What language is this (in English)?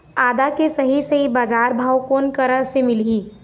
Chhattisgarhi